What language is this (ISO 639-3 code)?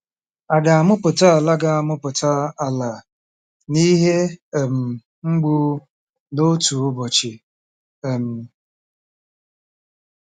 ibo